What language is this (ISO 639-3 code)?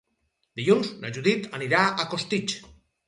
cat